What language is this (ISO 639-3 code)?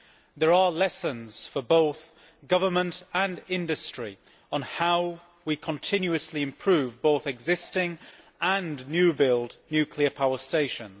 eng